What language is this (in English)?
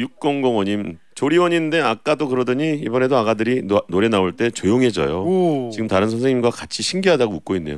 Korean